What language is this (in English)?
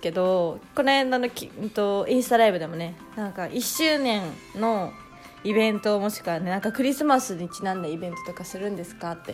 Japanese